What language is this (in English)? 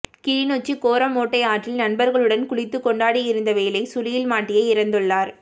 Tamil